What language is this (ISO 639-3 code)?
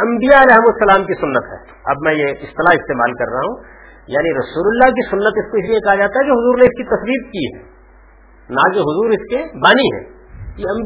urd